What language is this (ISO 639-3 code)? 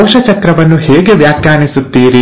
kan